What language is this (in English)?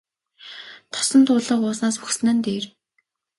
Mongolian